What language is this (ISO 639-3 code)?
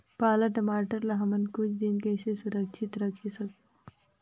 hne